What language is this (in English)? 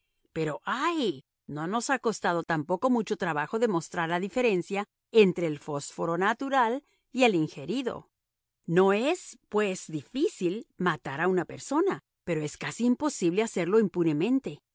Spanish